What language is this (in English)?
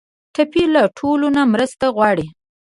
Pashto